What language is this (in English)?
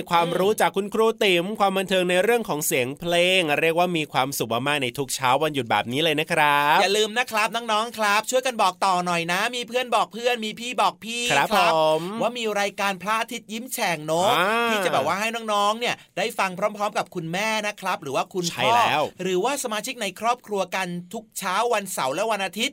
Thai